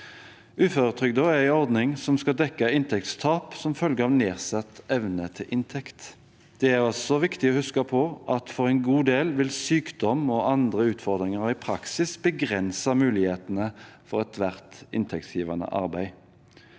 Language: Norwegian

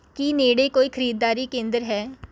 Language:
Punjabi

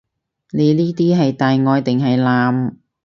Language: Cantonese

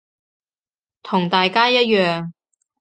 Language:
Cantonese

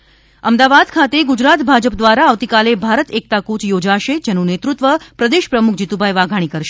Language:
Gujarati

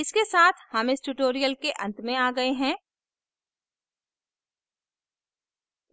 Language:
Hindi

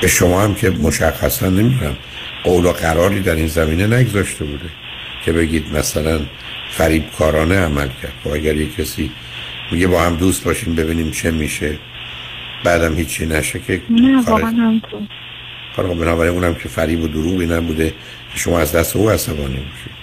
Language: Persian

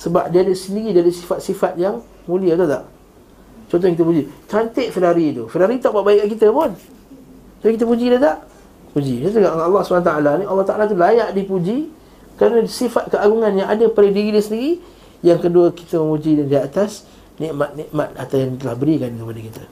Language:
Malay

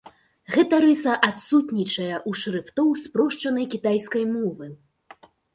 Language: Belarusian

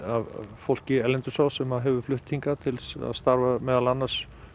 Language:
Icelandic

